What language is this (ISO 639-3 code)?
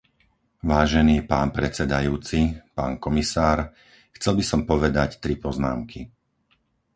slk